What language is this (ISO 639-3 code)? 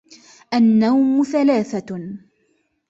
ara